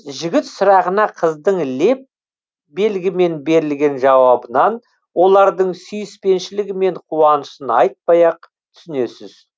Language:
Kazakh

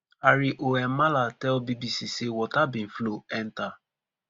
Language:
Nigerian Pidgin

